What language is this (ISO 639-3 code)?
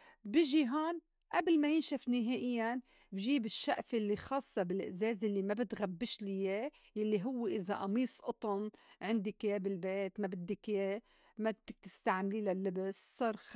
apc